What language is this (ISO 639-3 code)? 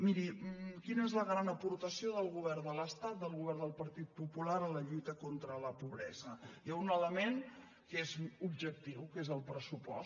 cat